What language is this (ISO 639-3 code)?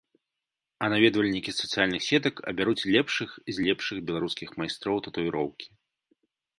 bel